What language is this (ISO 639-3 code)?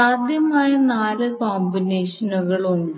mal